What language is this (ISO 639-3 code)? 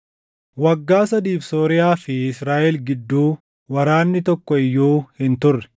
orm